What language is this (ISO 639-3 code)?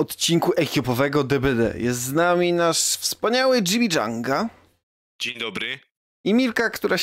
pol